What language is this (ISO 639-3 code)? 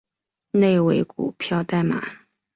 zho